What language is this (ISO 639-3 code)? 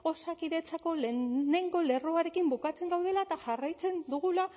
eus